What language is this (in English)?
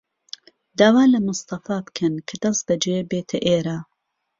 Central Kurdish